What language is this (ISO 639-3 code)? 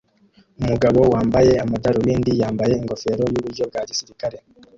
kin